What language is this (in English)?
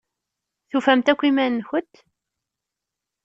Kabyle